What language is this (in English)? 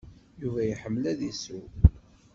Kabyle